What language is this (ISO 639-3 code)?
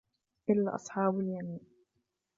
ara